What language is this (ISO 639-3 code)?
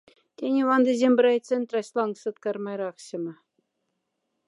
mdf